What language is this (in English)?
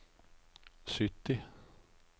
Norwegian